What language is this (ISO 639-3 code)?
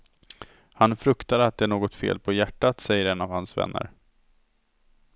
swe